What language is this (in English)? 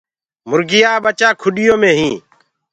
Gurgula